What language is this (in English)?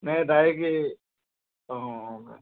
Assamese